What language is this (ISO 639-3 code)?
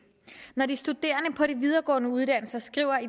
dan